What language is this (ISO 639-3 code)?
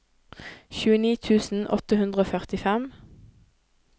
nor